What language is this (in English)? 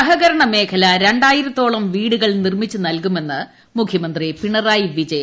Malayalam